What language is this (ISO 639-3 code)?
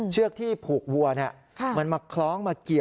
tha